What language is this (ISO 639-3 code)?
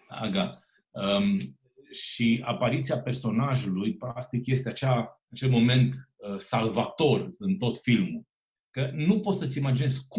ron